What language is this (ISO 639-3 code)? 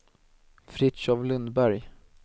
swe